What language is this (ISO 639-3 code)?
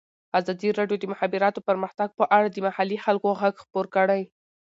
pus